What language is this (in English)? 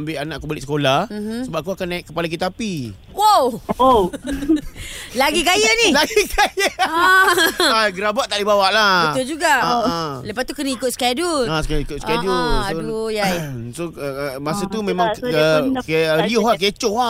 Malay